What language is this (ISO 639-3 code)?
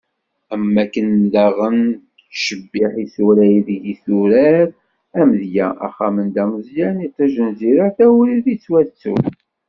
kab